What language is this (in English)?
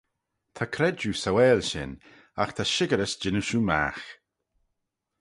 Manx